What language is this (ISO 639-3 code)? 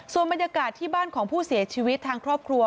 tha